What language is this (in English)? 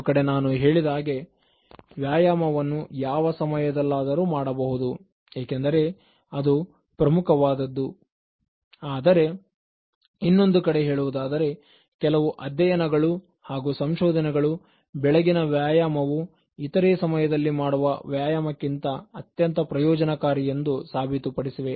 Kannada